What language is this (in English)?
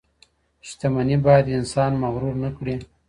Pashto